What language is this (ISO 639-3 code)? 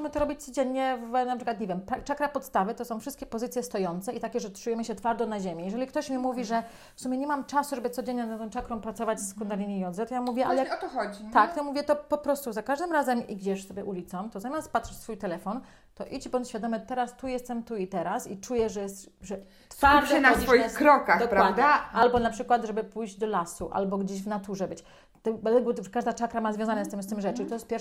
pol